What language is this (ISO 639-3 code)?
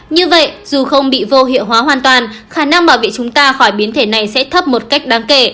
vie